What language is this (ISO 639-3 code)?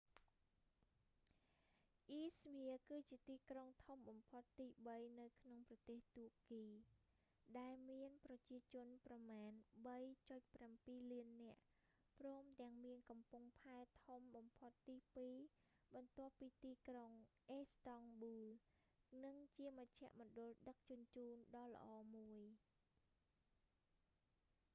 khm